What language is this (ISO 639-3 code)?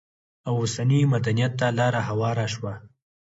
pus